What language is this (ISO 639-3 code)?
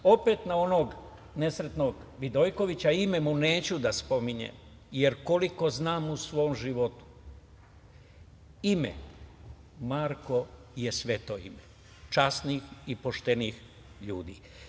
srp